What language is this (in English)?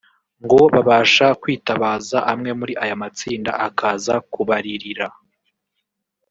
Kinyarwanda